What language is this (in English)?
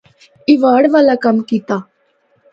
Northern Hindko